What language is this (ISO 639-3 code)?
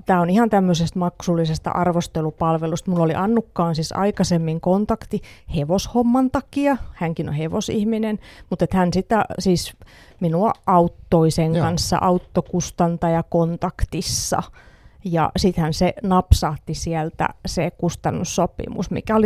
fin